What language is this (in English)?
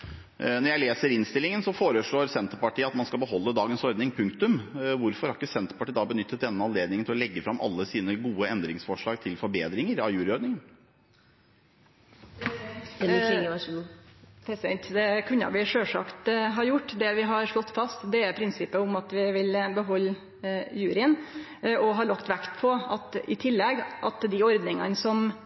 Norwegian